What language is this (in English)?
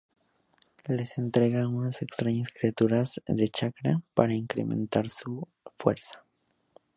Spanish